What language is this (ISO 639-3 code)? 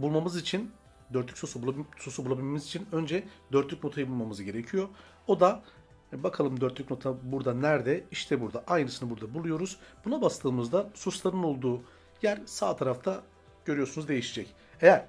tur